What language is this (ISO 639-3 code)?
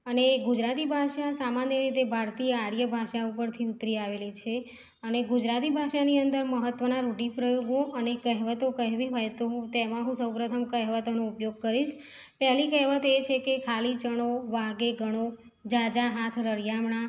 guj